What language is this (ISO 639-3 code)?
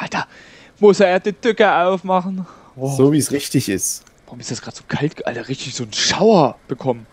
deu